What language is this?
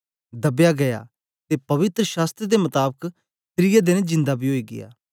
Dogri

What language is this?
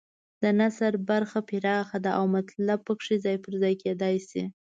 Pashto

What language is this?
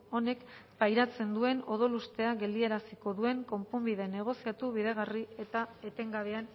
Basque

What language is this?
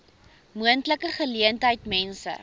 Afrikaans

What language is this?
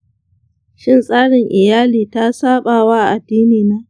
Hausa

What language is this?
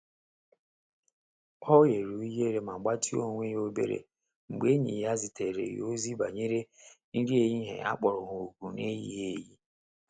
Igbo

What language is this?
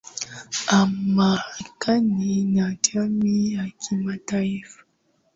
Swahili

